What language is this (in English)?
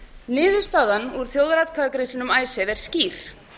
Icelandic